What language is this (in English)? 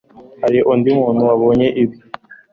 Kinyarwanda